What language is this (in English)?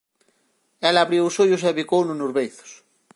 Galician